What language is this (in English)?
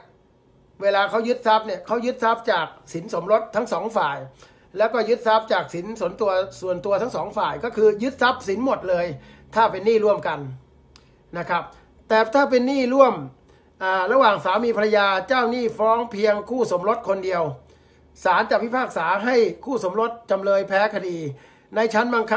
Thai